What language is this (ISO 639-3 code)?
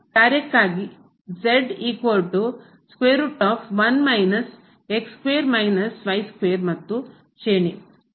kan